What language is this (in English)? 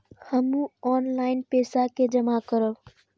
Maithili